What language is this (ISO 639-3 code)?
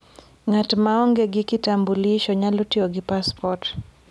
luo